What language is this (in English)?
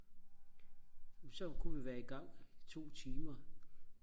Danish